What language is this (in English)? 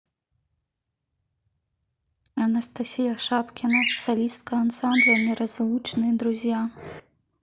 Russian